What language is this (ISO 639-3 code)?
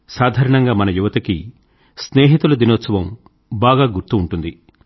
tel